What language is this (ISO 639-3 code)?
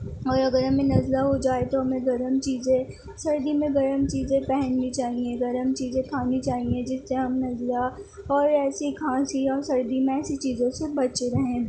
urd